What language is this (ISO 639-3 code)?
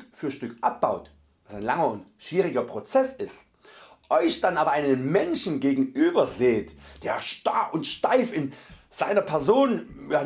deu